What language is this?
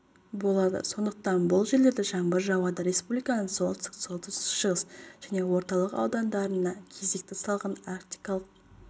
Kazakh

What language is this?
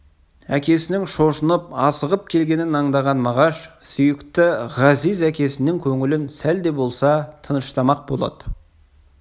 Kazakh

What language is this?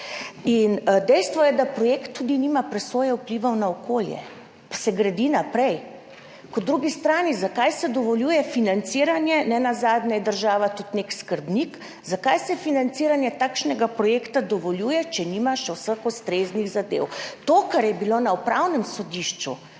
Slovenian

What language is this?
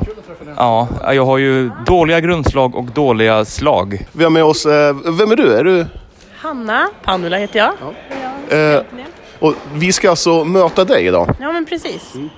Swedish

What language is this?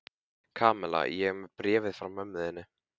Icelandic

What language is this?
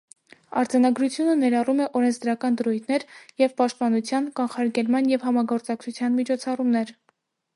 Armenian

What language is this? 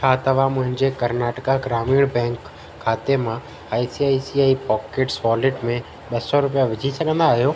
Sindhi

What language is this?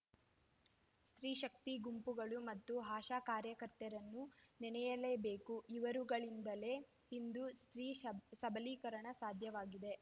Kannada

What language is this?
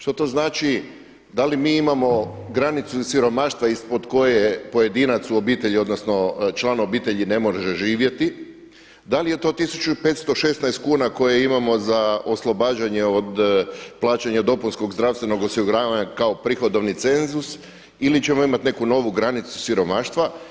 Croatian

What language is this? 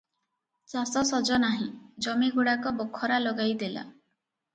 Odia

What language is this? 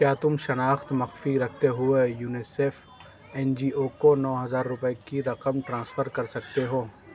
Urdu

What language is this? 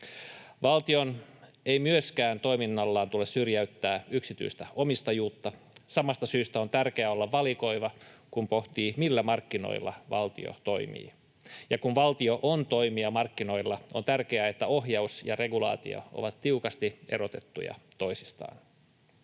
Finnish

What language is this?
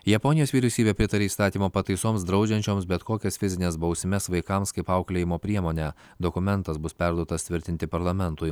Lithuanian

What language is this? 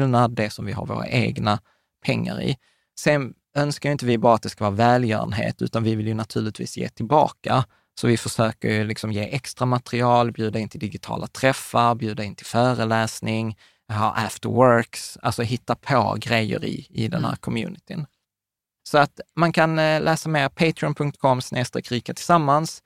Swedish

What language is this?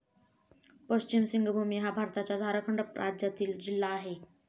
Marathi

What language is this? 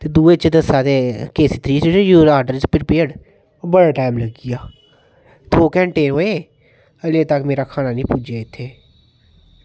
Dogri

